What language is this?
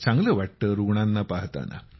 Marathi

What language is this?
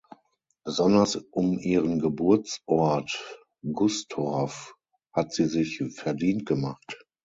German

